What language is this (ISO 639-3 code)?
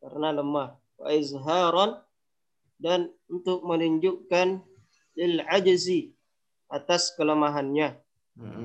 ind